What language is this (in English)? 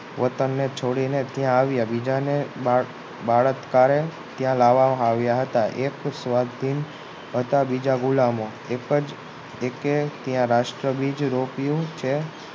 Gujarati